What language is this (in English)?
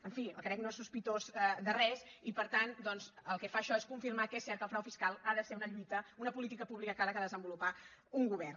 Catalan